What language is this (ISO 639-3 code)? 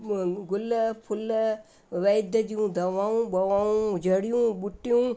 snd